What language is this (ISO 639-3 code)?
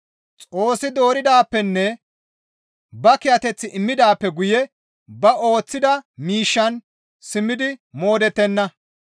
gmv